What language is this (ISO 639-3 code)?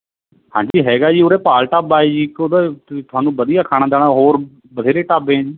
pan